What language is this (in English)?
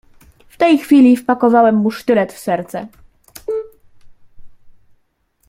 Polish